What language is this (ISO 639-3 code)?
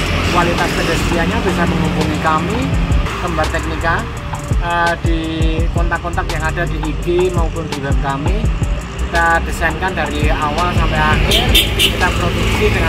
ind